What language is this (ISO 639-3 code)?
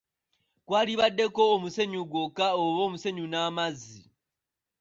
lug